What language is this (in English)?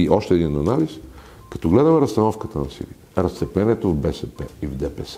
Bulgarian